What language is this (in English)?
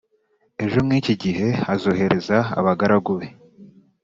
Kinyarwanda